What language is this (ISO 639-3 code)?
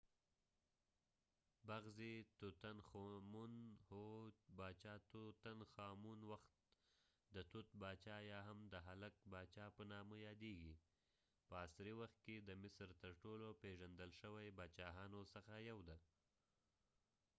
pus